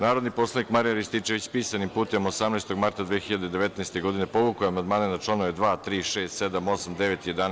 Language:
Serbian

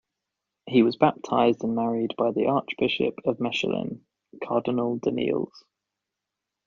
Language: English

